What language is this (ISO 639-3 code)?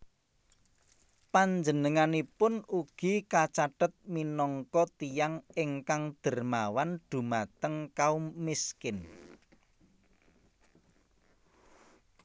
jav